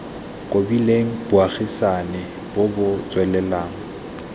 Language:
Tswana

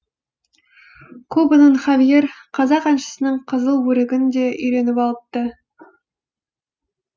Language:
Kazakh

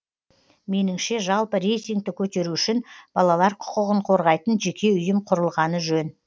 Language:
Kazakh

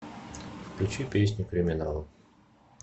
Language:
Russian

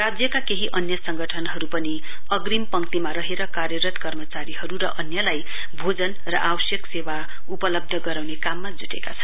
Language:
Nepali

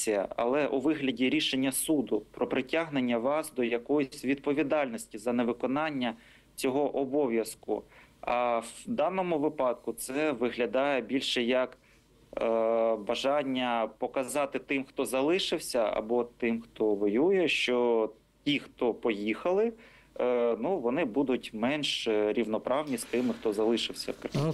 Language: Ukrainian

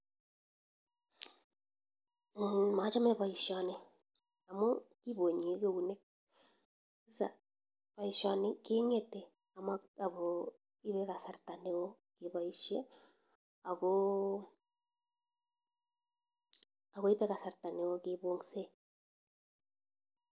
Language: Kalenjin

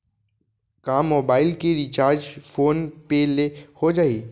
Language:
Chhattisgarhi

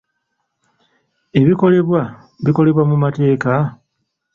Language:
Ganda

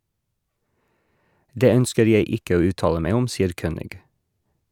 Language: Norwegian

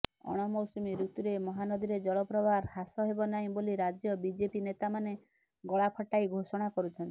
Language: Odia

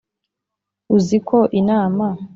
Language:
Kinyarwanda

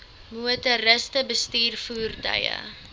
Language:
Afrikaans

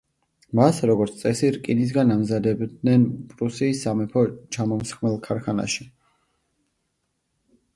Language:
Georgian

